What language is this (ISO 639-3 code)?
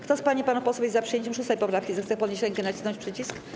pol